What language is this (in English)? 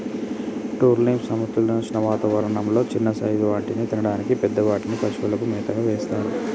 Telugu